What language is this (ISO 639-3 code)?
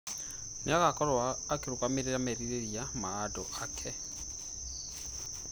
kik